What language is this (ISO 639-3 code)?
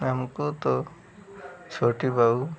hin